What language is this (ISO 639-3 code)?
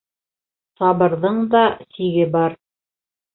bak